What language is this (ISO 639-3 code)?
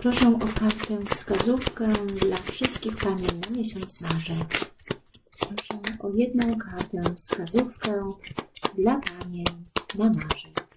pol